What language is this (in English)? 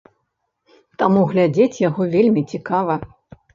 Belarusian